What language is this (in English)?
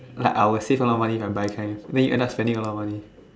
English